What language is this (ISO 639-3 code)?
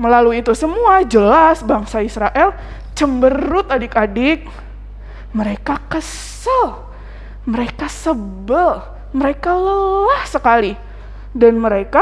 ind